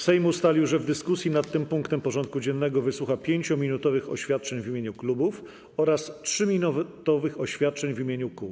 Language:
Polish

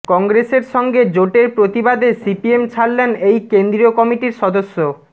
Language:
Bangla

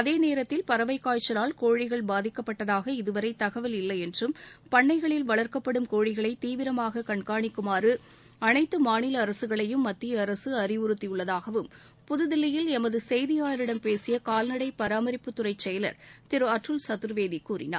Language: Tamil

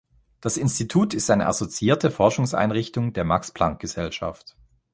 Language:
German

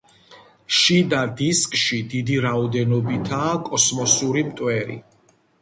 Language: Georgian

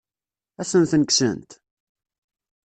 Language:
Kabyle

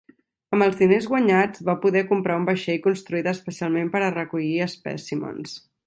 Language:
Catalan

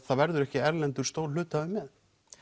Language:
Icelandic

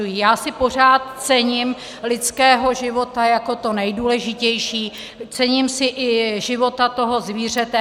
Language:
Czech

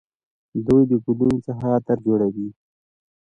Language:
Pashto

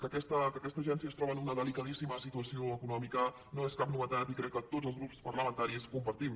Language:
Catalan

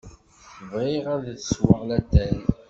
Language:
Kabyle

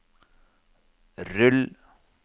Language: Norwegian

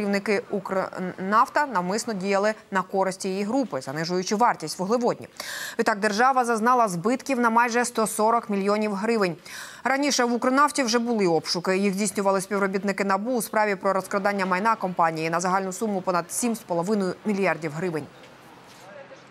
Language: Ukrainian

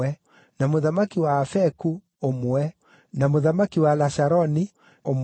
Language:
Kikuyu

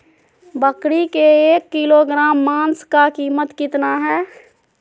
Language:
Magahi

